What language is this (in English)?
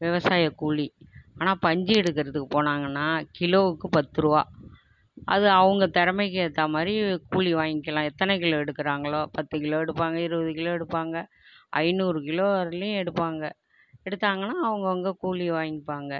Tamil